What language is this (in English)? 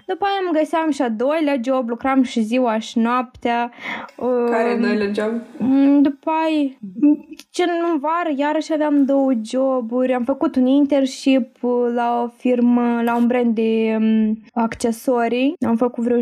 Romanian